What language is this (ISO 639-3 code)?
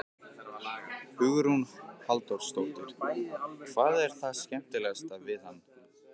isl